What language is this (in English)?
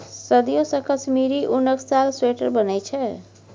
Maithili